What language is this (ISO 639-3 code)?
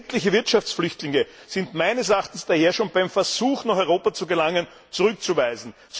deu